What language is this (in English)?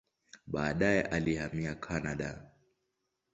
Swahili